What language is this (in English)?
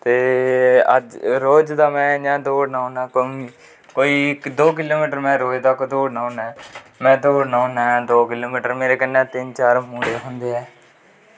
Dogri